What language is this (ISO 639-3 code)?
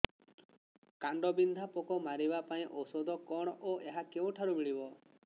ori